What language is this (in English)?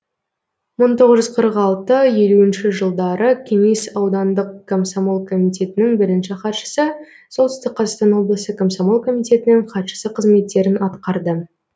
Kazakh